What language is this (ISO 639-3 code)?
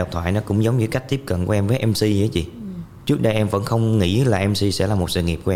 vie